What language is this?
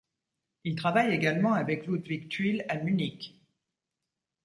French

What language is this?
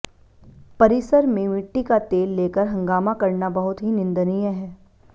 Hindi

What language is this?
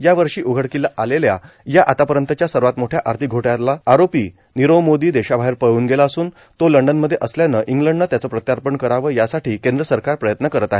Marathi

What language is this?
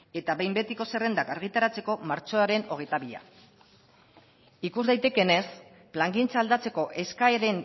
Basque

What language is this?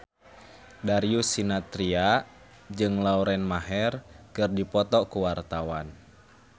Sundanese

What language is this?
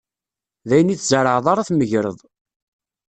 Kabyle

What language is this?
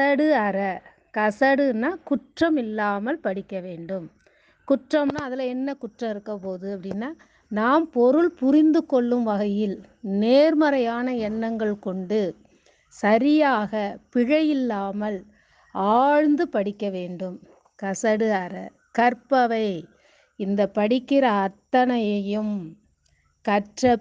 Tamil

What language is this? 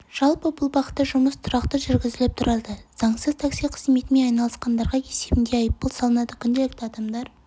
Kazakh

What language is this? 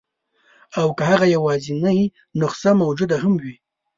Pashto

